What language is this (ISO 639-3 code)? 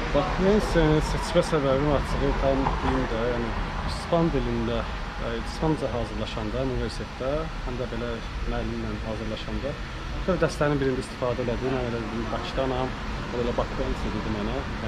tur